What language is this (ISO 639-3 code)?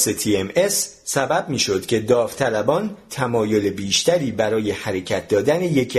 fas